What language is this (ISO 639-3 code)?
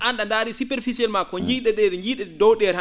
ful